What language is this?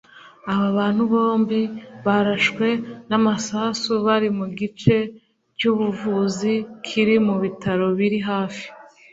Kinyarwanda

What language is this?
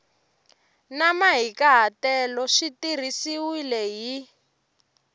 Tsonga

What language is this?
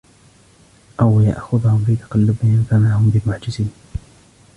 Arabic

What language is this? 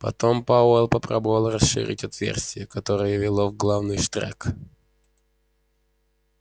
Russian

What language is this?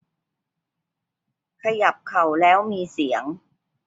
Thai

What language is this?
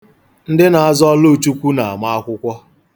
Igbo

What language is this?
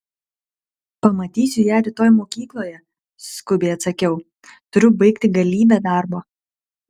Lithuanian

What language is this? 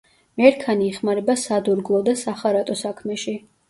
Georgian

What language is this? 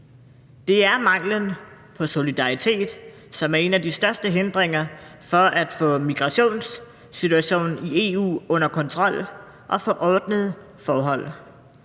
Danish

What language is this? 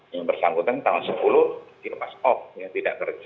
Indonesian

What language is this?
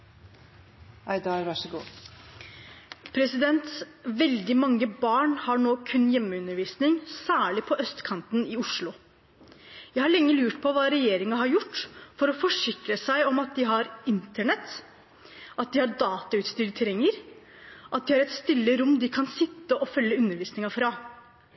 Norwegian Bokmål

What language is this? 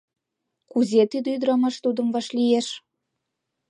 Mari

